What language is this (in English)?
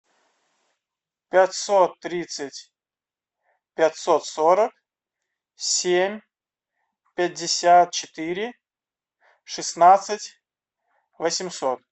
Russian